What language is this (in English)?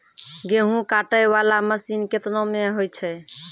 Maithili